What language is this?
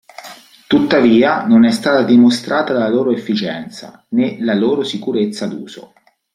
Italian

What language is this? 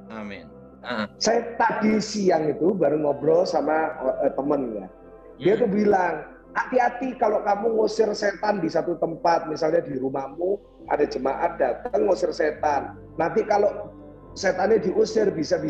Indonesian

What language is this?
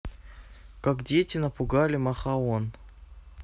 Russian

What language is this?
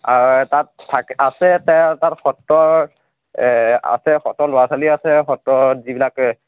Assamese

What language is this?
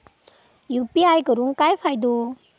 Marathi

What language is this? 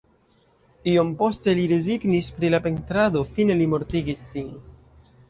Esperanto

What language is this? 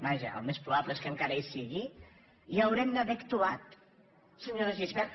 Catalan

